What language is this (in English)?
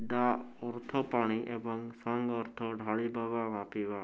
Odia